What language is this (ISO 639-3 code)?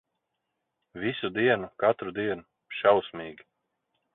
lav